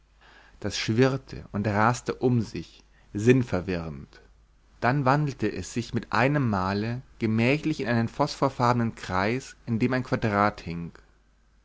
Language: German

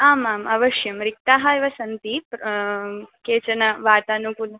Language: Sanskrit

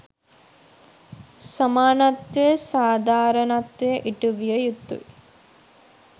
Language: Sinhala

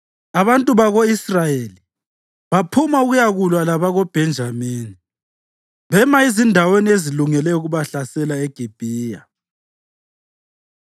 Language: North Ndebele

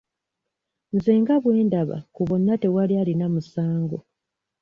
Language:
Ganda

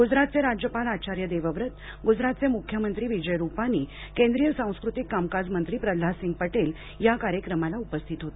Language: Marathi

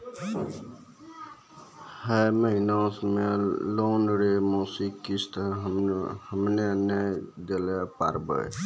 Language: Maithili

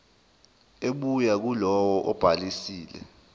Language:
Zulu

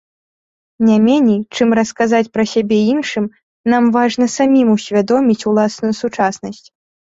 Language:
Belarusian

